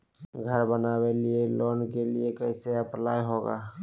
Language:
Magahi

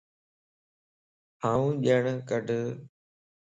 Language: Lasi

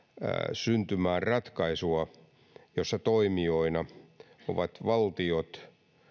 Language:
Finnish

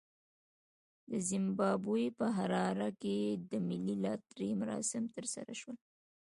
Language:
Pashto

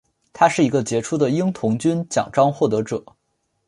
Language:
Chinese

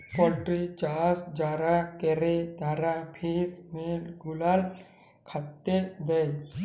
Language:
Bangla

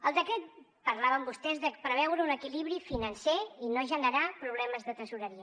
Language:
Catalan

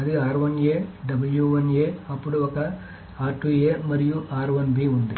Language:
Telugu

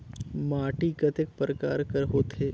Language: Chhattisgarhi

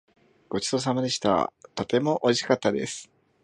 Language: Japanese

